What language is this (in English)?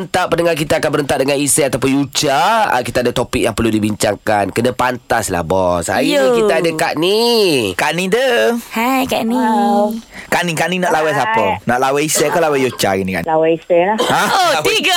Malay